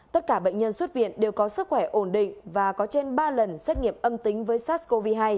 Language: Vietnamese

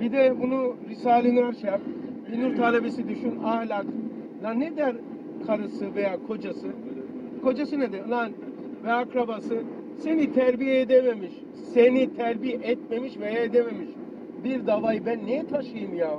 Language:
Turkish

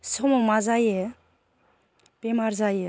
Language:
Bodo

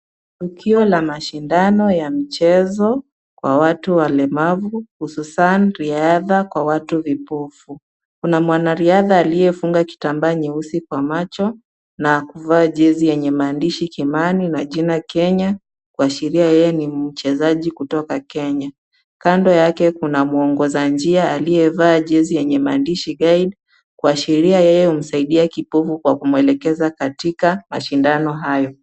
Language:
Swahili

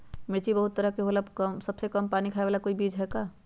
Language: Magahi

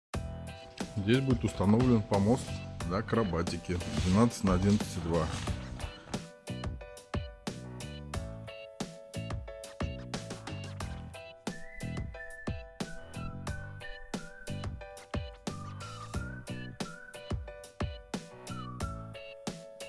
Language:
Russian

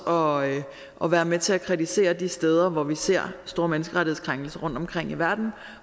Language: Danish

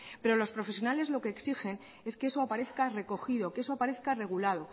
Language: Spanish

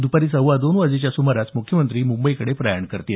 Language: Marathi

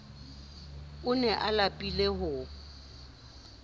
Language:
Southern Sotho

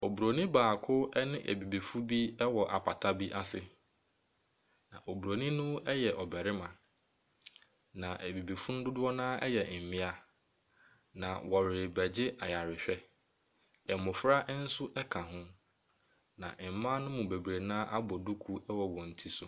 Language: Akan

